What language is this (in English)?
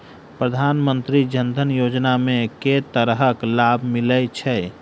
Maithili